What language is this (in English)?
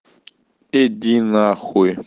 Russian